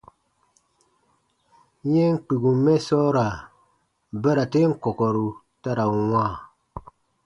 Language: Baatonum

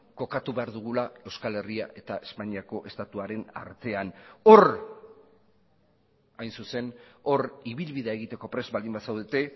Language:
Basque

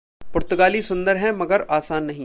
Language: Hindi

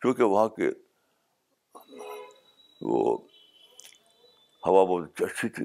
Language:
Urdu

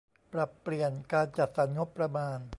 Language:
Thai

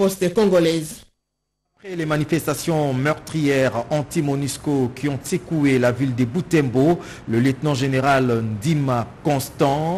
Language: French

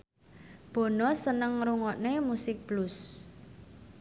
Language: Javanese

